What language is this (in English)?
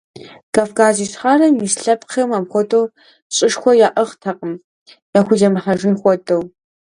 Kabardian